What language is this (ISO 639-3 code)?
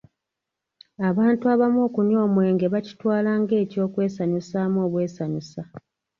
lug